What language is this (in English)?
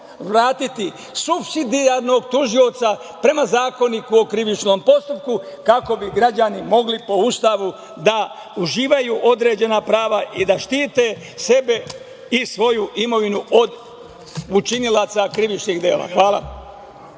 Serbian